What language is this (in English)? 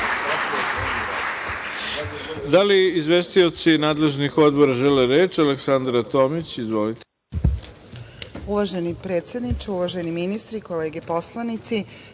Serbian